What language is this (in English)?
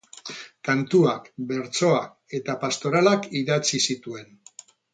Basque